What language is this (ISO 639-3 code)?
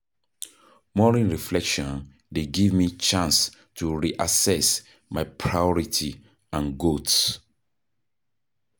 pcm